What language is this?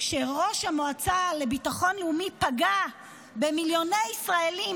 Hebrew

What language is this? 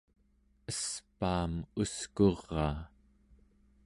Central Yupik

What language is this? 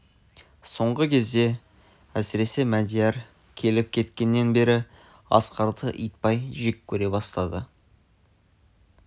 Kazakh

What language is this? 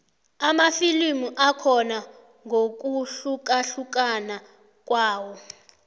South Ndebele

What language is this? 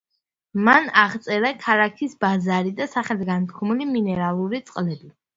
Georgian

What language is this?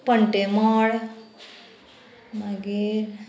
Konkani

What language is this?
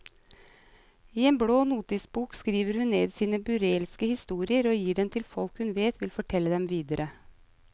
Norwegian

